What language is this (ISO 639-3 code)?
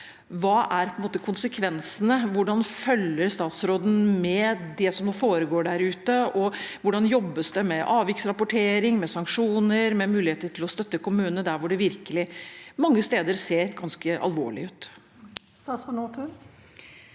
nor